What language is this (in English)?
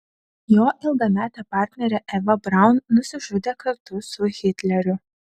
Lithuanian